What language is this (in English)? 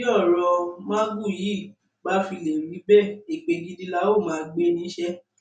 Yoruba